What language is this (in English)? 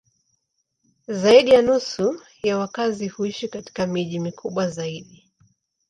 Swahili